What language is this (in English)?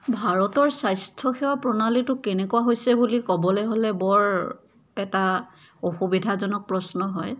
Assamese